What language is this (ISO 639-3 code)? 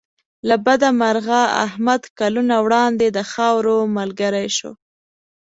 pus